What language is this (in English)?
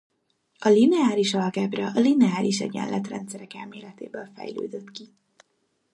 Hungarian